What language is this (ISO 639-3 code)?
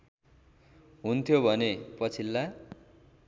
nep